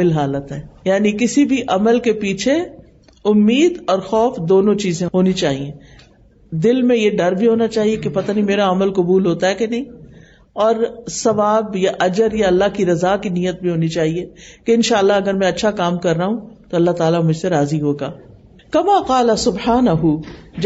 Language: Urdu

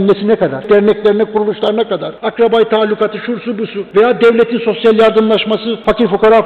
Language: Turkish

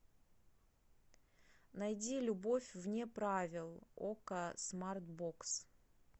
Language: Russian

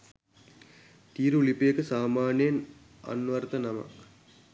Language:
Sinhala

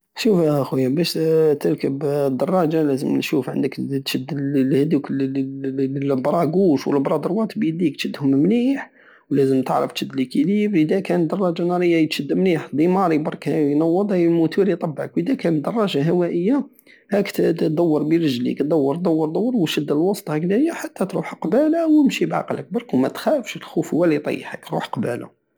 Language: Algerian Saharan Arabic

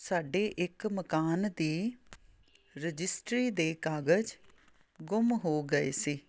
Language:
Punjabi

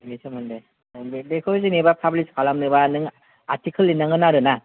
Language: Bodo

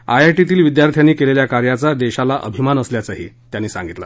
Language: Marathi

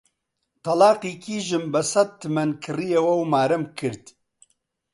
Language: Central Kurdish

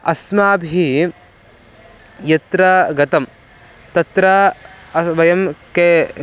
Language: Sanskrit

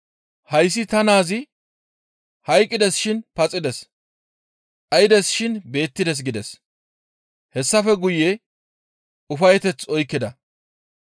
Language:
Gamo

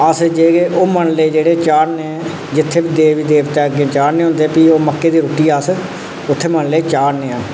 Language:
Dogri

